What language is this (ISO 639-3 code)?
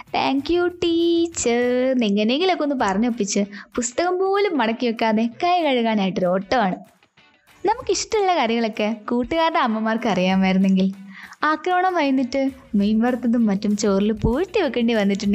mal